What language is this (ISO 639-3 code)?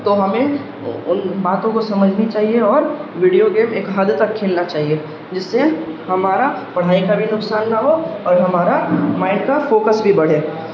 urd